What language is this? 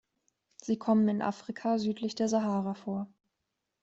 German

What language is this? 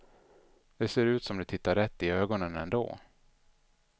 Swedish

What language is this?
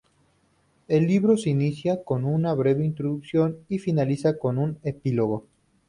Spanish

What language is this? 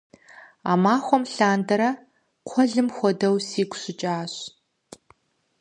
Kabardian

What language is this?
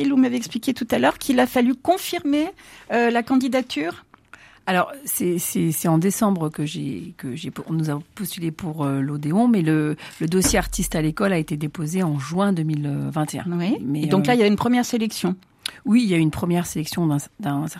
French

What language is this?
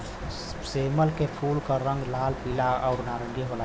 Bhojpuri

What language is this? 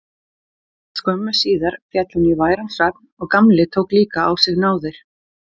Icelandic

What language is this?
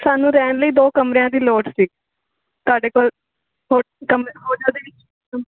Punjabi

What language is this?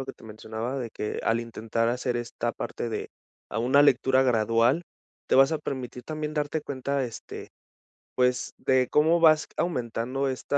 Spanish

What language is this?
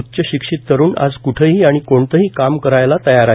Marathi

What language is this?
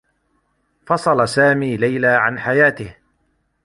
Arabic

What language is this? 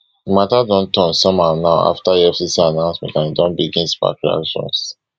Nigerian Pidgin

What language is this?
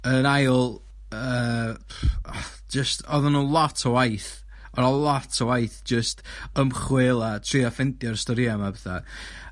Welsh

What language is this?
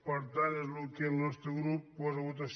Catalan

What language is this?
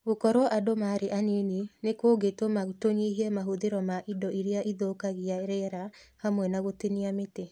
Kikuyu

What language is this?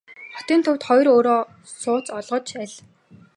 Mongolian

